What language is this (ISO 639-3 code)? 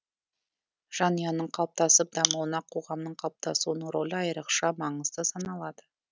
kaz